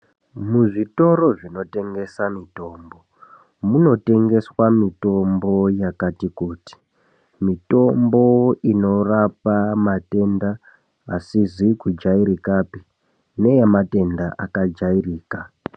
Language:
Ndau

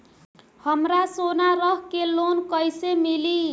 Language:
Bhojpuri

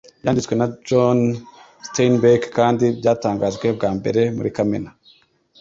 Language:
Kinyarwanda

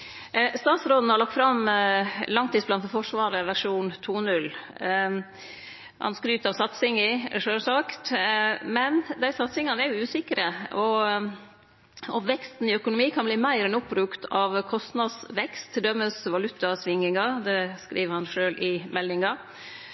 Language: Norwegian Nynorsk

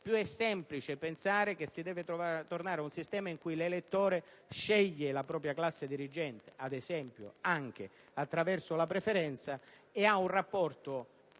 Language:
Italian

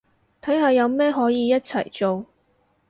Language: Cantonese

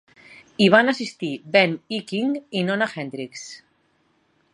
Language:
Catalan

